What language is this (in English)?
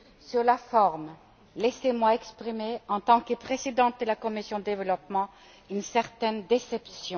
French